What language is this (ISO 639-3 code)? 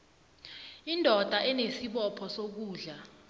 nbl